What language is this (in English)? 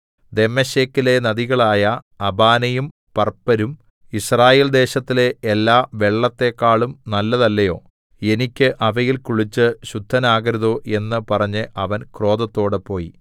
Malayalam